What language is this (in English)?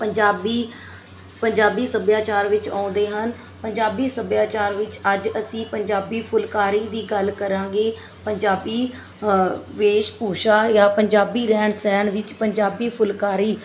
Punjabi